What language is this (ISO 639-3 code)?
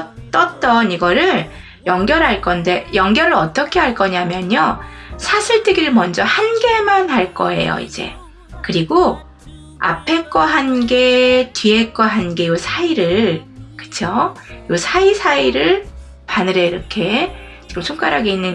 kor